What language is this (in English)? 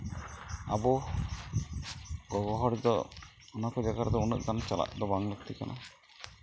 Santali